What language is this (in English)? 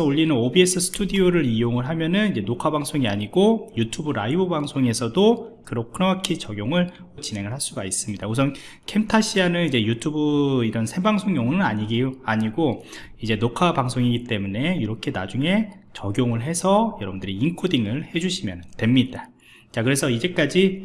Korean